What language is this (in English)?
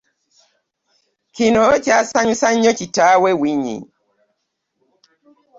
Ganda